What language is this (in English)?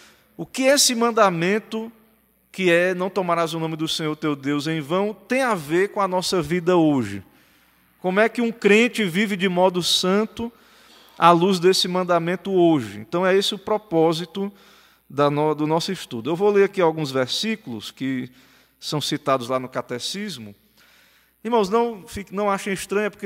Portuguese